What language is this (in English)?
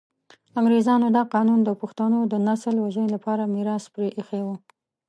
Pashto